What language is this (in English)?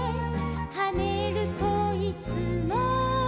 Japanese